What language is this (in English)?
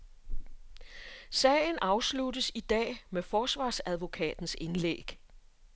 Danish